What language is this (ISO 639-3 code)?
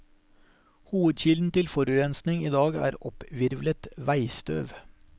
nor